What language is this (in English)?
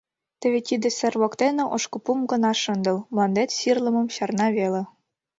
Mari